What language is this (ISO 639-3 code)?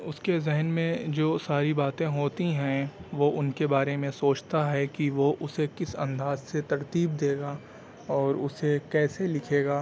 urd